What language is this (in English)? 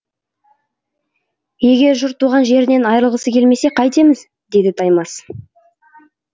Kazakh